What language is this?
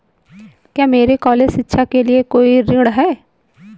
Hindi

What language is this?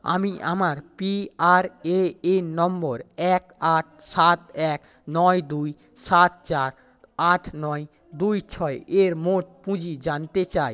Bangla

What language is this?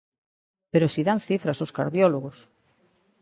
Galician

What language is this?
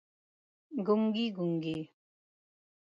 Pashto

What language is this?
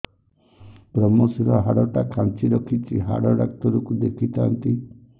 Odia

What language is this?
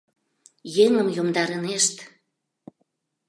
Mari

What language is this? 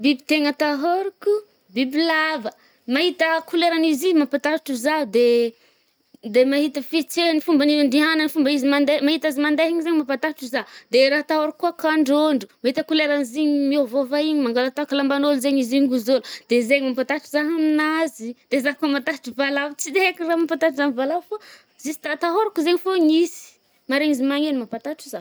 Northern Betsimisaraka Malagasy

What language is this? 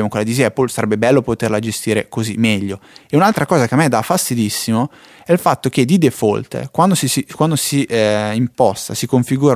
Italian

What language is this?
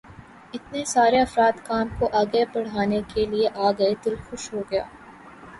Urdu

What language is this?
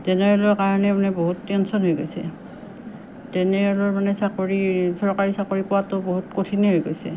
Assamese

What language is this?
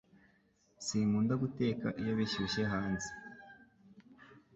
Kinyarwanda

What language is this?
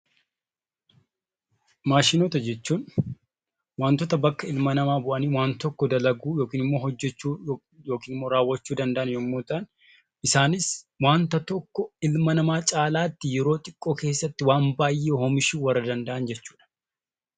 Oromo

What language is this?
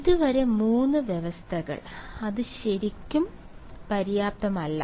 Malayalam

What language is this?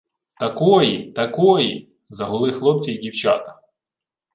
Ukrainian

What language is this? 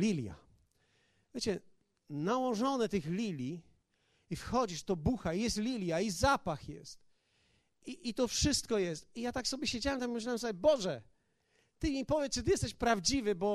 Polish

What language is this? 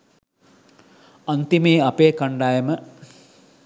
Sinhala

